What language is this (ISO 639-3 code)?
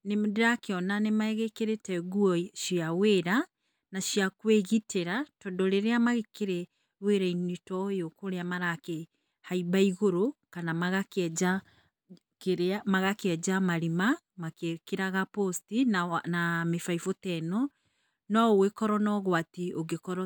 kik